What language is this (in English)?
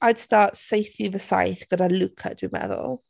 Welsh